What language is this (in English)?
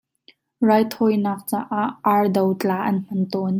Hakha Chin